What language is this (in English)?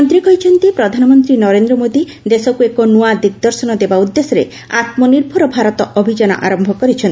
Odia